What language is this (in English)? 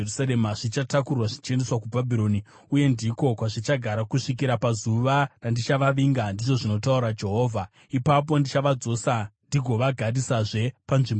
Shona